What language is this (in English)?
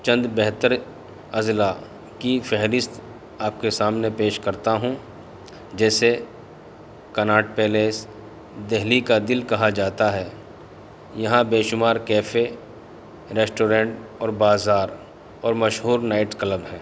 Urdu